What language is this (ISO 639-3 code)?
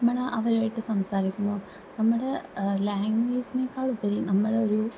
mal